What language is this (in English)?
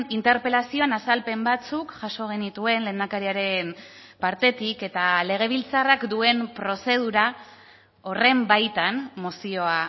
Basque